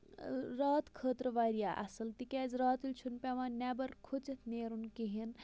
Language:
Kashmiri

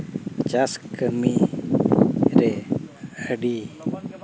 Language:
Santali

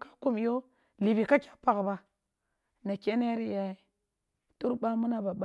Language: Kulung (Nigeria)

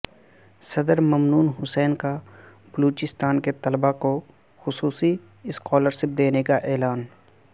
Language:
Urdu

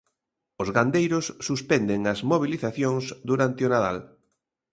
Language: Galician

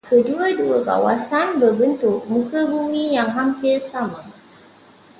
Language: Malay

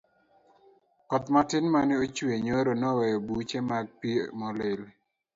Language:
Luo (Kenya and Tanzania)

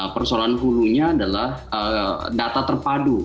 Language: Indonesian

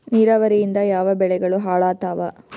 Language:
Kannada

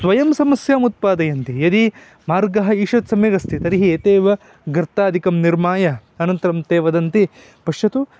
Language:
Sanskrit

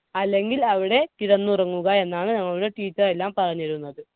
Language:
Malayalam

